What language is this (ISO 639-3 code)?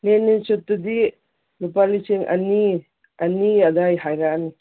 mni